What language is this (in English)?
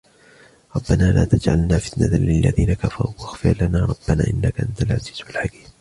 Arabic